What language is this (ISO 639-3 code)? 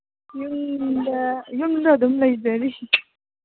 mni